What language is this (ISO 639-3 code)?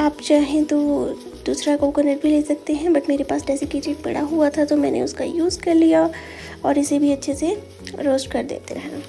hin